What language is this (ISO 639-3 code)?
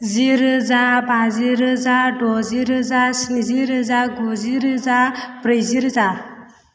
brx